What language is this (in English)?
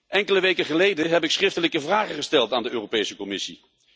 Dutch